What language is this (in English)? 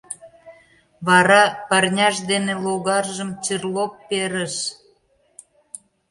Mari